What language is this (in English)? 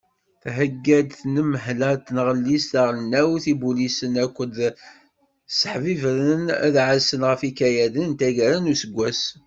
Kabyle